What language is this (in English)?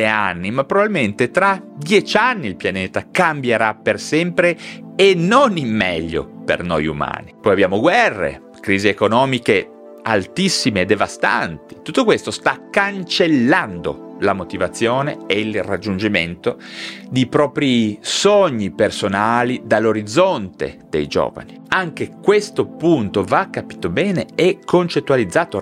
Italian